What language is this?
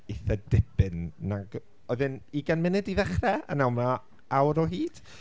Welsh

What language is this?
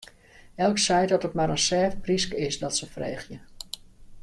Western Frisian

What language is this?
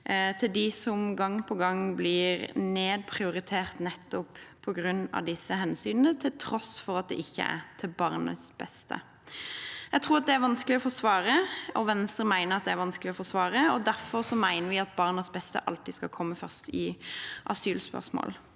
Norwegian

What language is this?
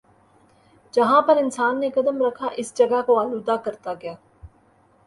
Urdu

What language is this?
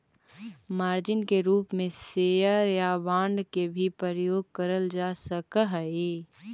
Magahi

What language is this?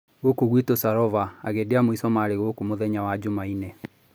Kikuyu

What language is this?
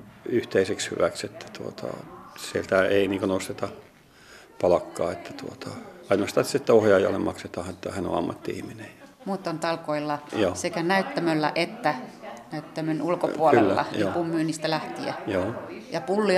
Finnish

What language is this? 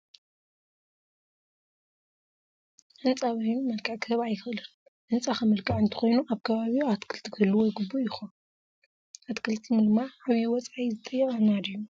Tigrinya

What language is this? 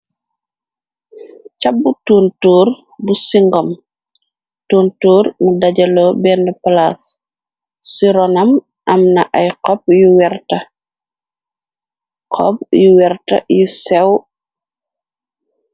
Wolof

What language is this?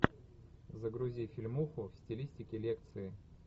Russian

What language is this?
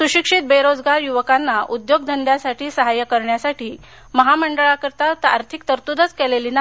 Marathi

